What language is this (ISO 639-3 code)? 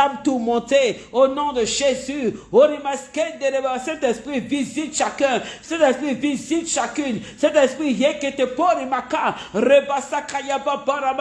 fra